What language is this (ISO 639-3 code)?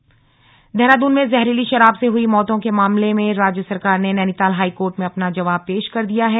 hin